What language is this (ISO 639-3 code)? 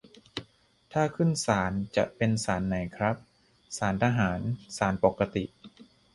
tha